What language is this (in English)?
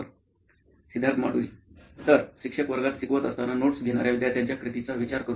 Marathi